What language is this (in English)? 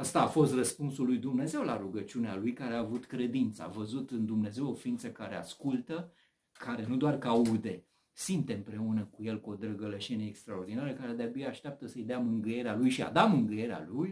Romanian